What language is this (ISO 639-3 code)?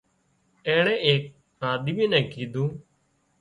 kxp